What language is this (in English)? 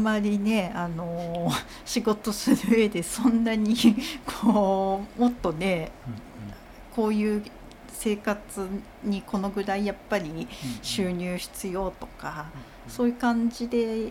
Japanese